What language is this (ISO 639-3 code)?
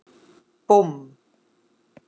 isl